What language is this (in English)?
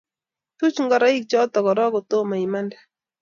Kalenjin